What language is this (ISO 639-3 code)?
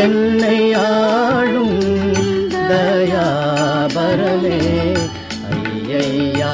tam